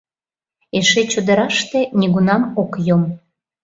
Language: Mari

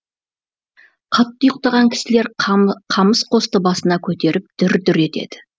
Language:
Kazakh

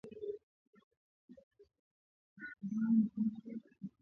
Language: Swahili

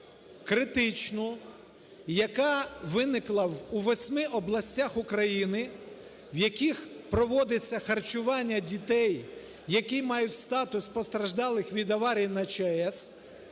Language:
Ukrainian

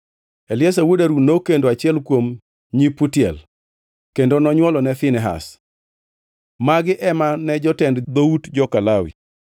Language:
Luo (Kenya and Tanzania)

